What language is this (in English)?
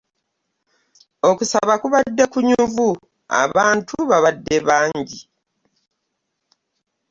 Ganda